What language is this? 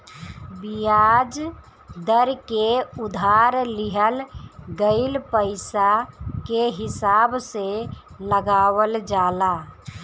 Bhojpuri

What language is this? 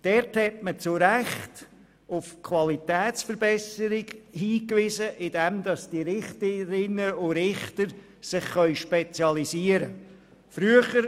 Swiss German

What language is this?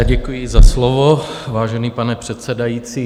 Czech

